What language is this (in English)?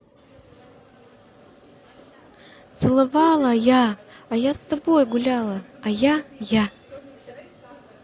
Russian